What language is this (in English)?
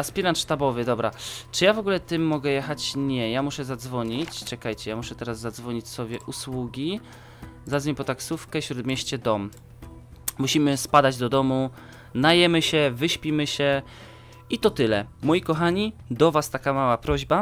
Polish